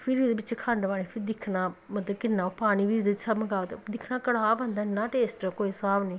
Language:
Dogri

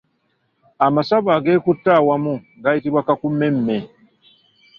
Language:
Ganda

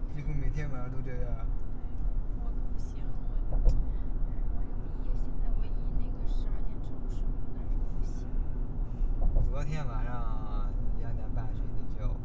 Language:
Chinese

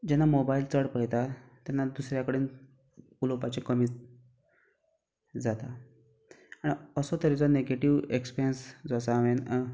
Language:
Konkani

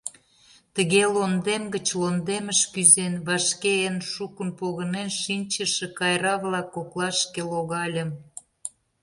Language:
Mari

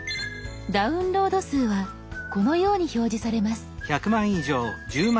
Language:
Japanese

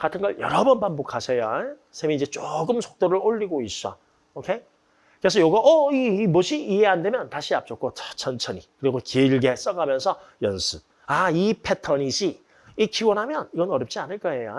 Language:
Korean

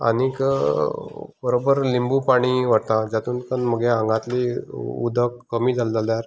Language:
Konkani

